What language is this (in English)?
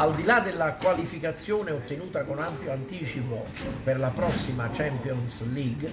Italian